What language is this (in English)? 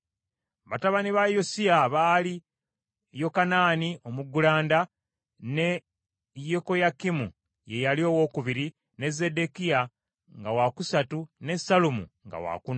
Ganda